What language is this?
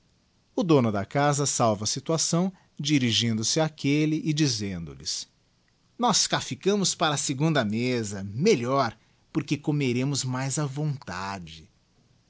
Portuguese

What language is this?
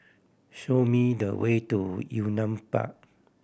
English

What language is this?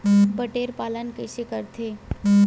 Chhattisgarhi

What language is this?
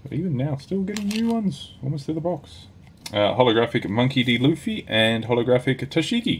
English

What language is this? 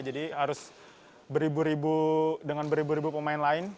Indonesian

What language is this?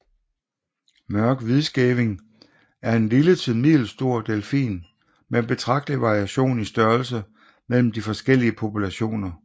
Danish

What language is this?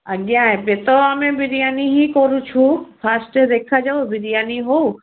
Odia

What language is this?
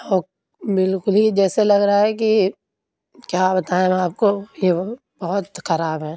Urdu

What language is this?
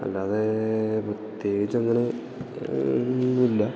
Malayalam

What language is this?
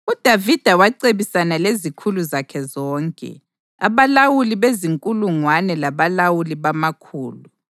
North Ndebele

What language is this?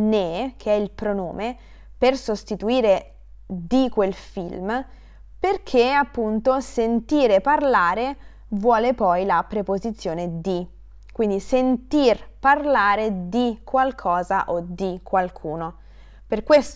Italian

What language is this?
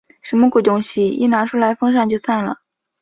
Chinese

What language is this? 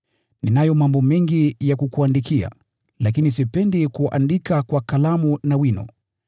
Swahili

